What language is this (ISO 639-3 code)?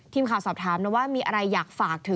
tha